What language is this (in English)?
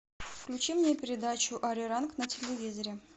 Russian